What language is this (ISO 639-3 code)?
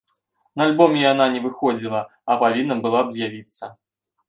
bel